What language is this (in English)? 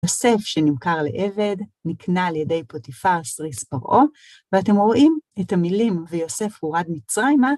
Hebrew